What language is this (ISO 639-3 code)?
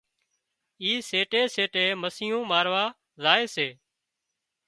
kxp